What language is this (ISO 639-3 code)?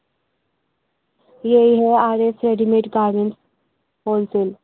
urd